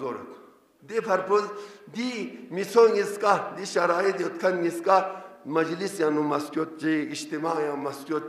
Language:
Dutch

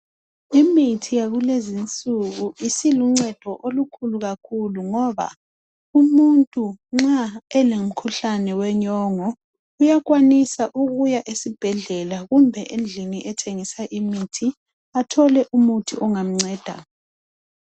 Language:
North Ndebele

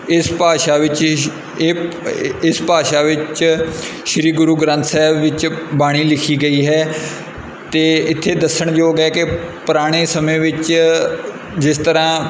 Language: Punjabi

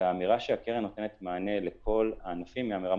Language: Hebrew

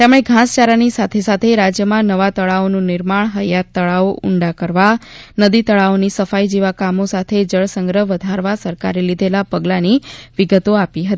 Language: Gujarati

